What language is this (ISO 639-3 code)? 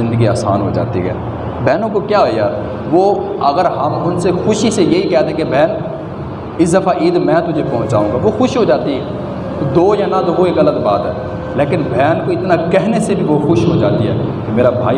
urd